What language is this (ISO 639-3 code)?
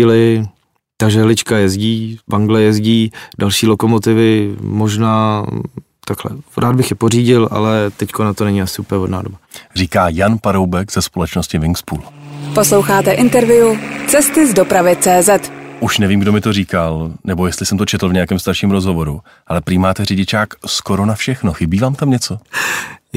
ces